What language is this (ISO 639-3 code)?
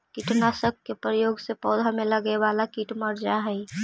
mag